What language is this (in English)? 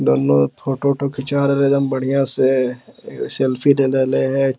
Magahi